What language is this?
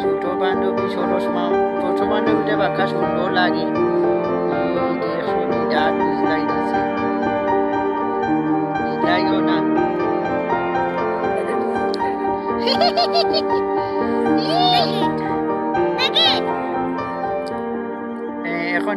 Bangla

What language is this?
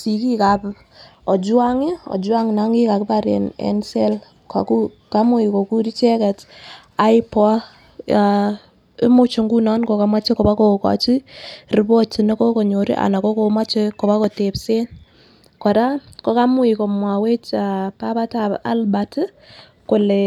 Kalenjin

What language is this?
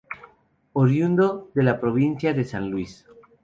Spanish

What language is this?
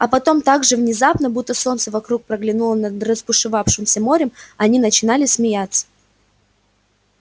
Russian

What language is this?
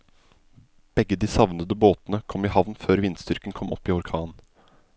Norwegian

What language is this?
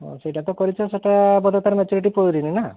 Odia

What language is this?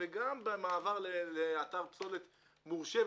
Hebrew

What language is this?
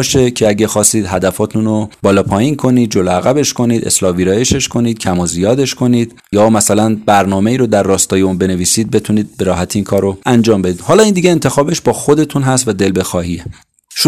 Persian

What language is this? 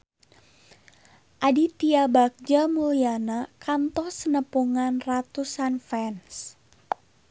Sundanese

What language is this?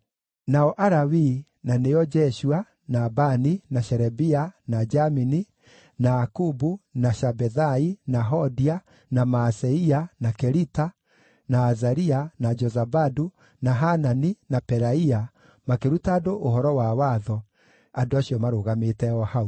Kikuyu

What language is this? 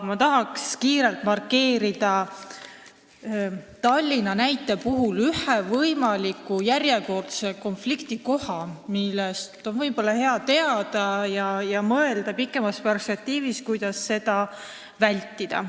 Estonian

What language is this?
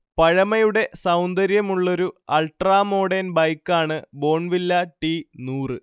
Malayalam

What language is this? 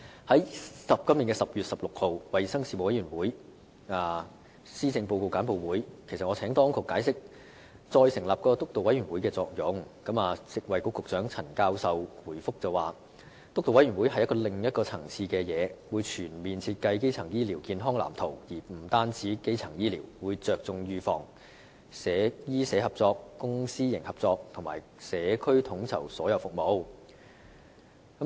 Cantonese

